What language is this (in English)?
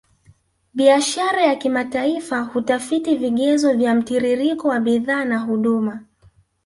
Swahili